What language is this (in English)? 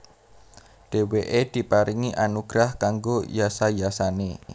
Javanese